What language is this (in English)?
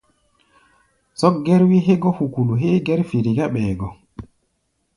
Gbaya